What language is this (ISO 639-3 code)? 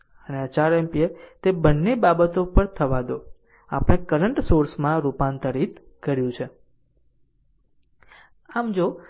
guj